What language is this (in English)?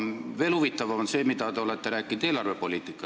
Estonian